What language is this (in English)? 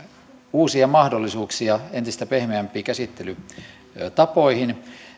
Finnish